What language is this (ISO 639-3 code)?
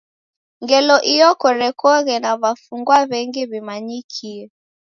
dav